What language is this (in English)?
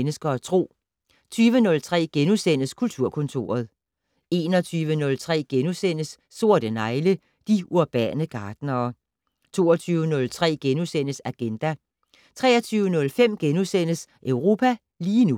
Danish